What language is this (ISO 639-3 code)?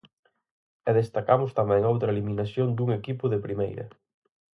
glg